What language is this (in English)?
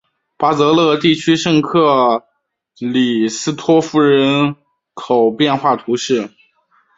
Chinese